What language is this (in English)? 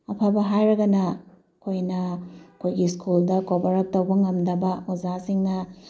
Manipuri